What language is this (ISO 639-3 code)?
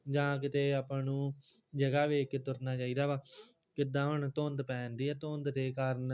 pan